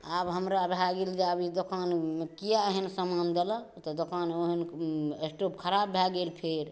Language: Maithili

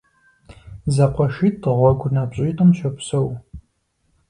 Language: Kabardian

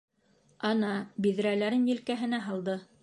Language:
Bashkir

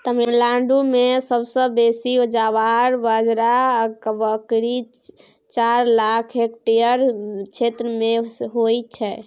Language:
Maithili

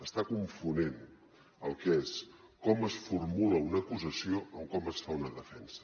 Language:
Catalan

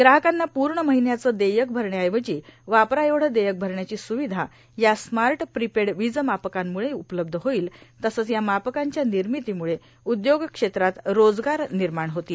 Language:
Marathi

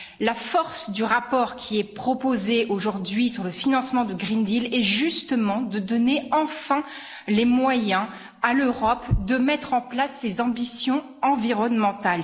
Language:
French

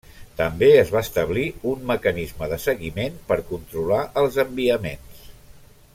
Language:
Catalan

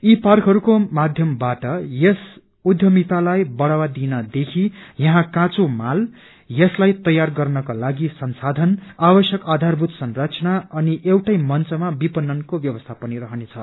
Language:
Nepali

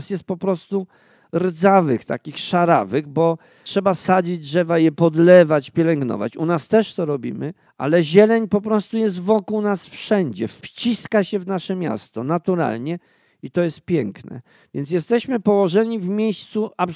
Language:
Polish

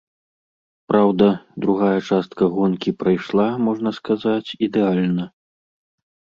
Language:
Belarusian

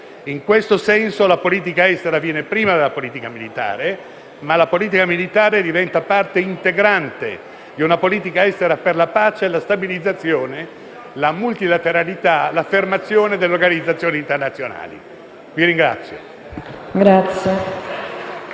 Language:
Italian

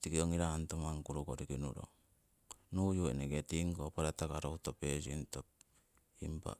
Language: Siwai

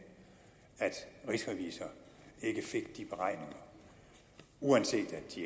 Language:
Danish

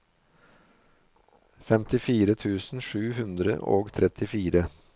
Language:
Norwegian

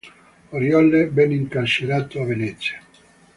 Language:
Italian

